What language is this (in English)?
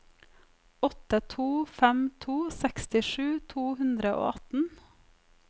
Norwegian